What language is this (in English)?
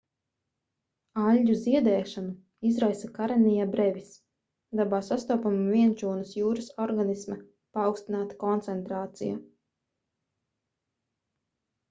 Latvian